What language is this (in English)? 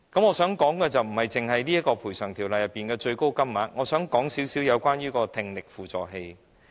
Cantonese